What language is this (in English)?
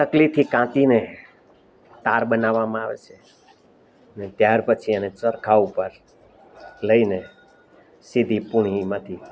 Gujarati